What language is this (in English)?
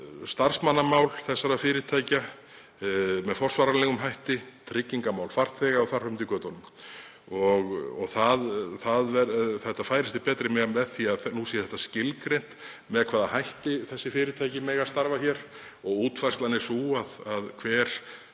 Icelandic